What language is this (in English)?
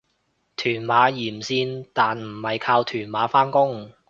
Cantonese